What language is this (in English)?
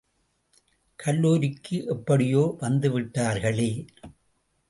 Tamil